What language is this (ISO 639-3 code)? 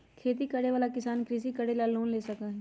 mag